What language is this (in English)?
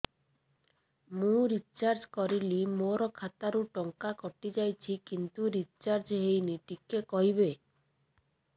Odia